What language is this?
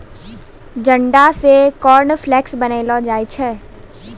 Maithili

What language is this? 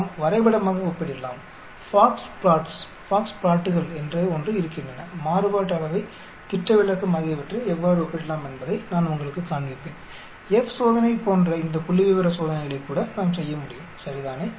Tamil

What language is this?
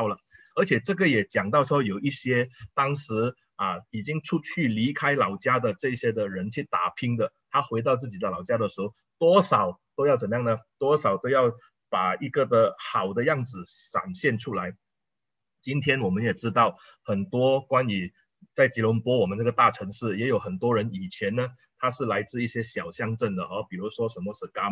Chinese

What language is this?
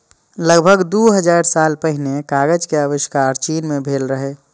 Maithili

